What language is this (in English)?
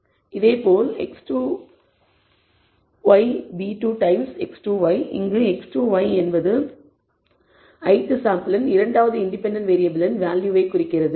Tamil